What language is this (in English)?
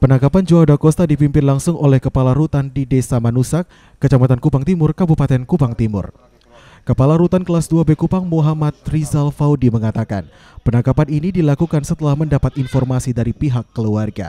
Indonesian